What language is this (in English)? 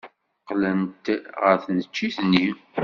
Kabyle